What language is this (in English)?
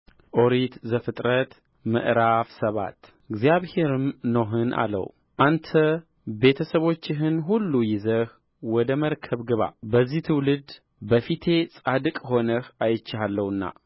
Amharic